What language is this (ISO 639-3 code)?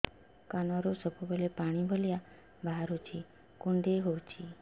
ori